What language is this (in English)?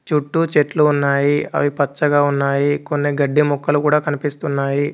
Telugu